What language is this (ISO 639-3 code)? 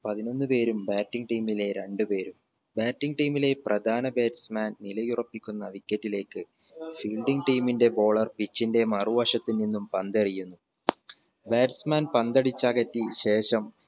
mal